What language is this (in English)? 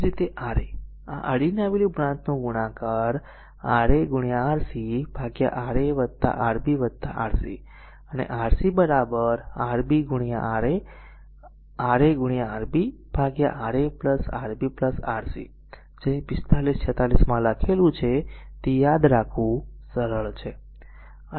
Gujarati